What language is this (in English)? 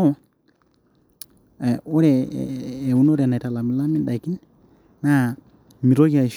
Masai